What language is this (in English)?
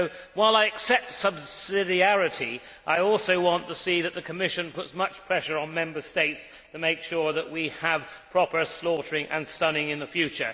English